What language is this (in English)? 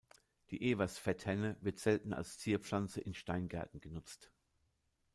German